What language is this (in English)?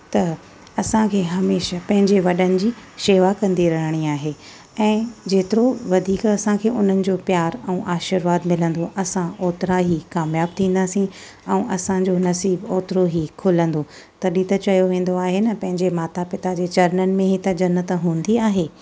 Sindhi